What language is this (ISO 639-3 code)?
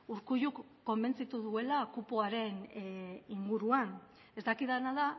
eus